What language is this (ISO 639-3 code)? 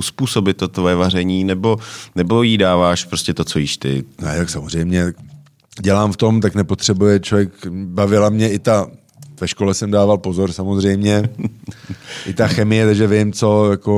ces